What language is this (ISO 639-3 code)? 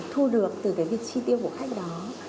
vie